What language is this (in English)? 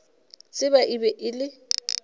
Northern Sotho